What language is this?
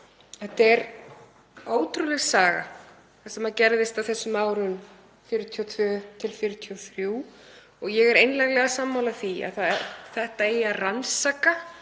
Icelandic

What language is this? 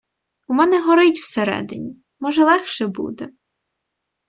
Ukrainian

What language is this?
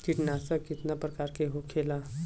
Bhojpuri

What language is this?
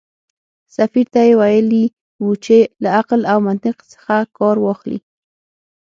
Pashto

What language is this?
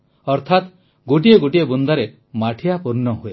Odia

